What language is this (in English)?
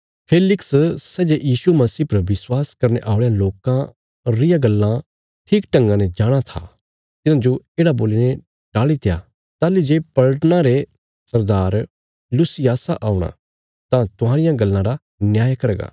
Bilaspuri